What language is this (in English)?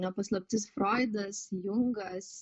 Lithuanian